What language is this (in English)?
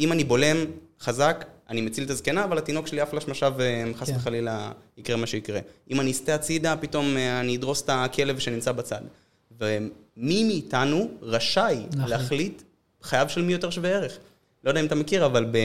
Hebrew